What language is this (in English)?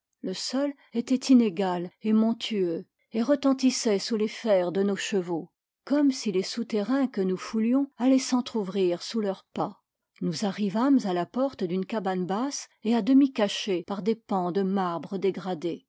French